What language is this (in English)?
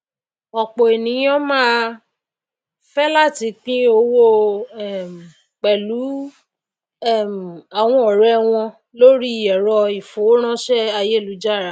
Yoruba